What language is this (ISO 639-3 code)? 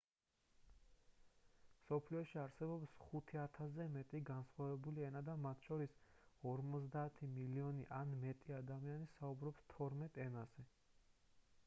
kat